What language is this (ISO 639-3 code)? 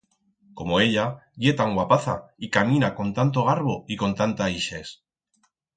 arg